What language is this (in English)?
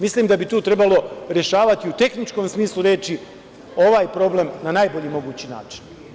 Serbian